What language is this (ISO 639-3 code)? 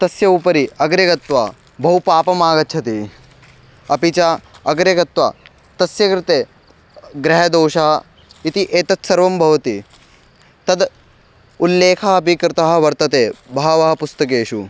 san